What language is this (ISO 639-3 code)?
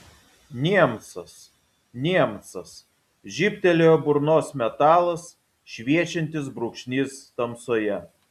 lit